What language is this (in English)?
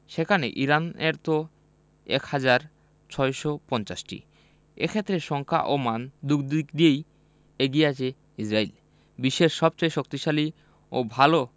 Bangla